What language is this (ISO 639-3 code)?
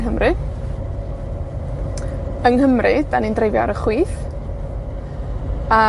cym